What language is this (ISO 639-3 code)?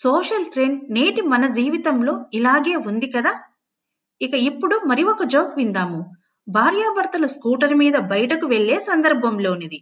tel